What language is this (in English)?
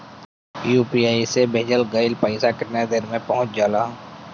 Bhojpuri